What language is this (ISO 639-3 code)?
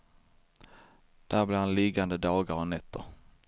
swe